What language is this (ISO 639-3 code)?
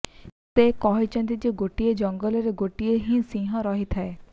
ori